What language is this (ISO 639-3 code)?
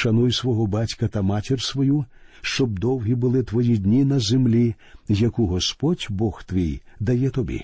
ukr